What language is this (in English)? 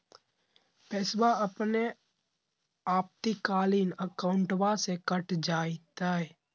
Magahi